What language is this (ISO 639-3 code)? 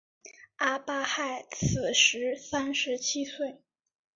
zho